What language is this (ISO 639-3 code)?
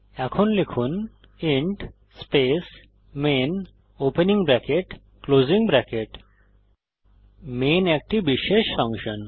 ben